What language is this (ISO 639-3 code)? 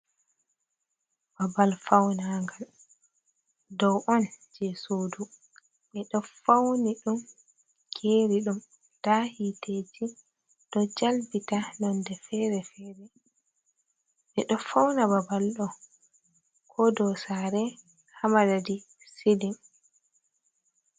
ful